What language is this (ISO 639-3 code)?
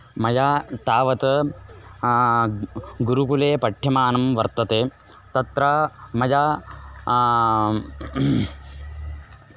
san